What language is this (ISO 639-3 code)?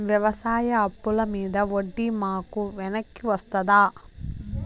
tel